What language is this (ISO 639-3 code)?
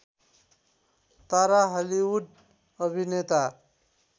nep